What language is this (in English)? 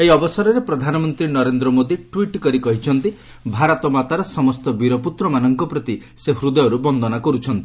Odia